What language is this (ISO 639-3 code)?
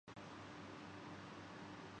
urd